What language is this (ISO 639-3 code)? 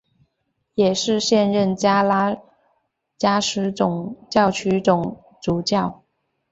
zho